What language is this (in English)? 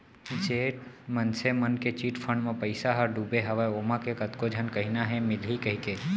Chhattisgarhi